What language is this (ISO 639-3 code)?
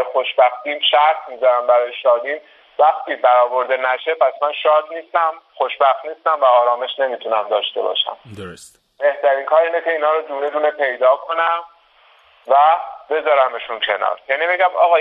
fas